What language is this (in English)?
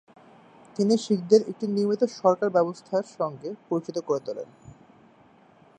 Bangla